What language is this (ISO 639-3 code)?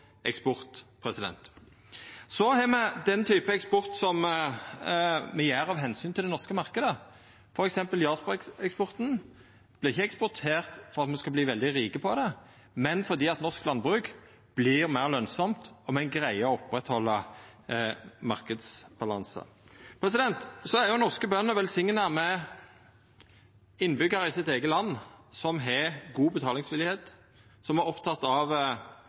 nno